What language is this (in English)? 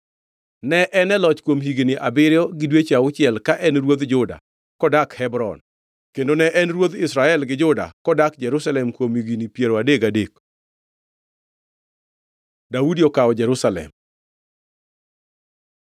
Luo (Kenya and Tanzania)